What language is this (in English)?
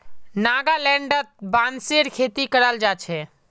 Magahi